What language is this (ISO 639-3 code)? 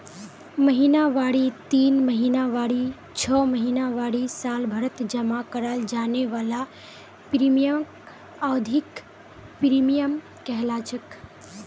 mag